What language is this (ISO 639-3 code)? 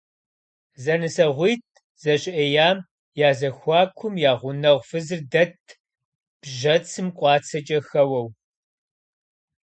kbd